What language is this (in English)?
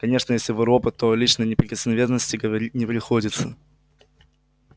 Russian